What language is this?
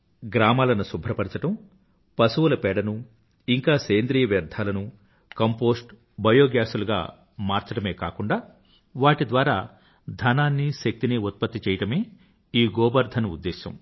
Telugu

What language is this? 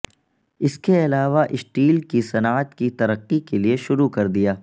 Urdu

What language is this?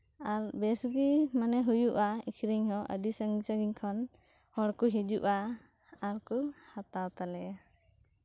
Santali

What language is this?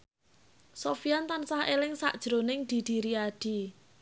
Javanese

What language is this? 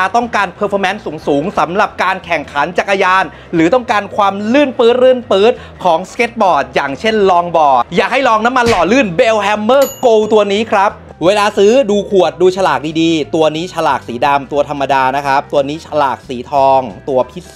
Thai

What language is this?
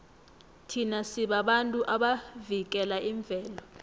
South Ndebele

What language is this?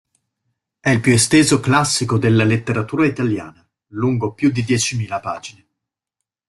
Italian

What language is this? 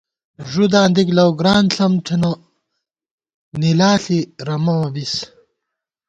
Gawar-Bati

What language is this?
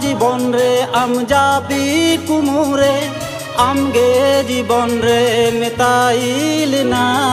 Hindi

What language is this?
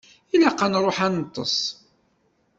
Kabyle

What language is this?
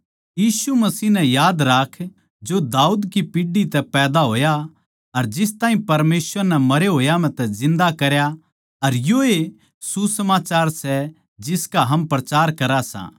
Haryanvi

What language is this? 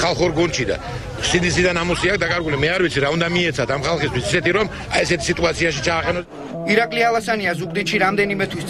Romanian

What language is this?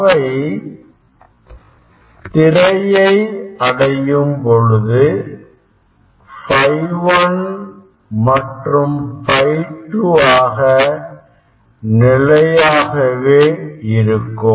Tamil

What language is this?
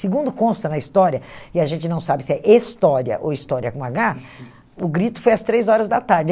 Portuguese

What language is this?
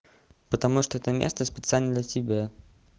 Russian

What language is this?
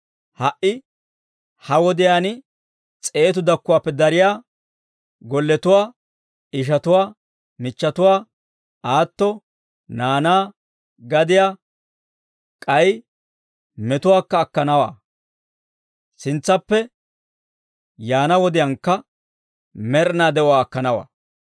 Dawro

